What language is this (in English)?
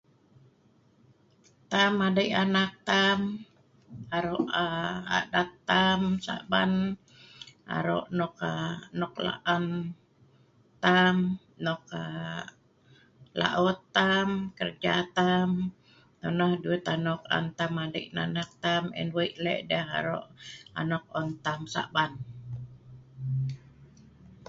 Sa'ban